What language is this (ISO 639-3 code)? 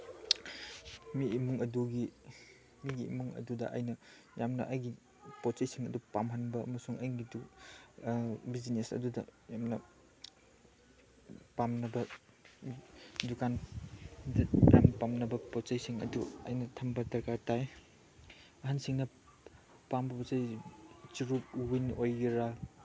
mni